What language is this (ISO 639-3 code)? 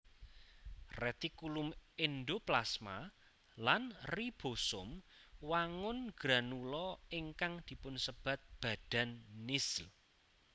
jav